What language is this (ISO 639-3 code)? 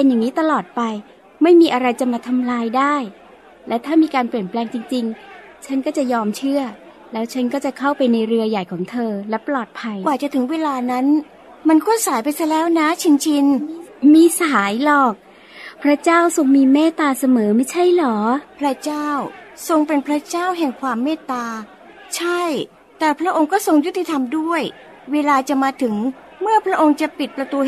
tha